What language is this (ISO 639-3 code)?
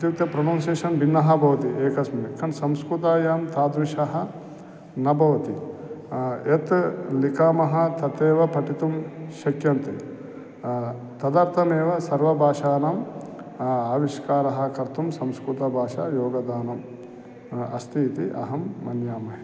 san